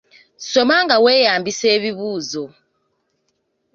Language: Ganda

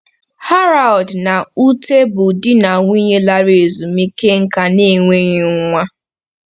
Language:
Igbo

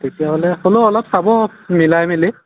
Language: Assamese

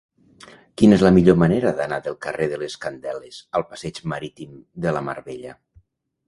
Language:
Catalan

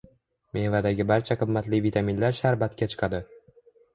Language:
Uzbek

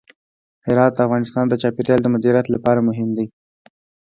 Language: Pashto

